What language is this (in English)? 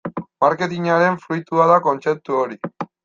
Basque